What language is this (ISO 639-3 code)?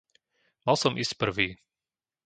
slk